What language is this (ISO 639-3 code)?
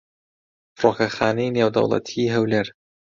ckb